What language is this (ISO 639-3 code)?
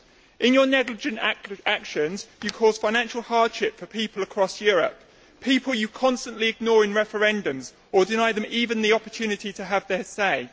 eng